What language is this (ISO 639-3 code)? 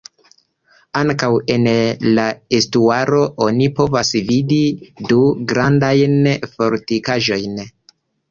epo